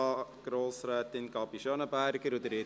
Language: Swiss German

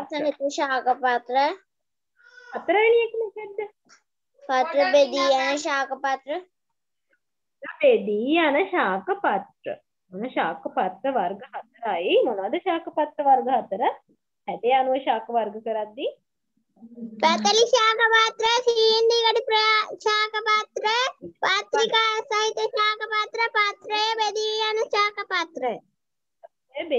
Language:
Indonesian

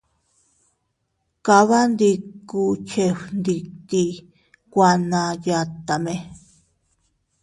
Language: Teutila Cuicatec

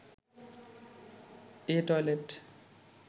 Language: Bangla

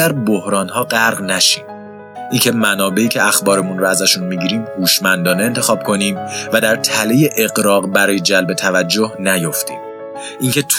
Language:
Persian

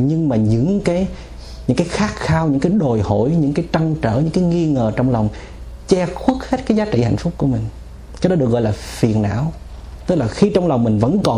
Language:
Vietnamese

